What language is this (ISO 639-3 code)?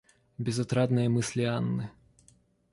rus